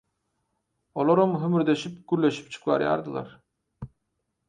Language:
Turkmen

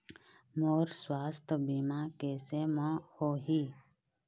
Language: Chhattisgarhi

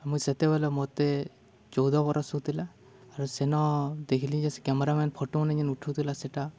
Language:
Odia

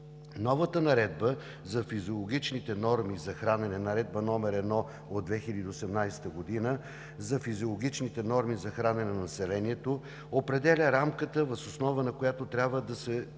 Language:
Bulgarian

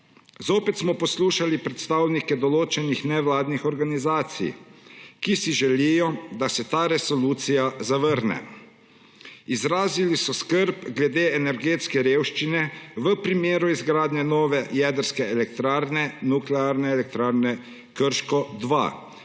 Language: Slovenian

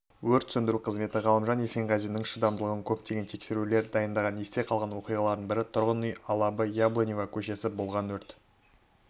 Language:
Kazakh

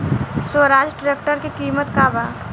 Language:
Bhojpuri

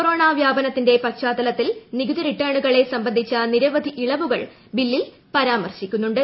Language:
Malayalam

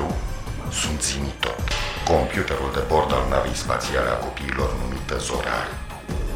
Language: Romanian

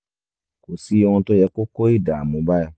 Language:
Yoruba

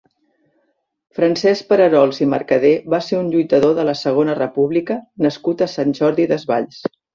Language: Catalan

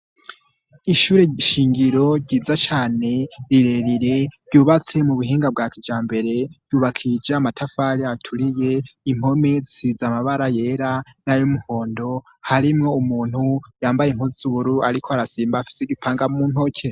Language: Rundi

